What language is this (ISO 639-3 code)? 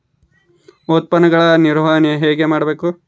kan